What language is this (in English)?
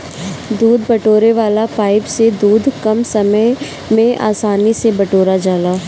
Bhojpuri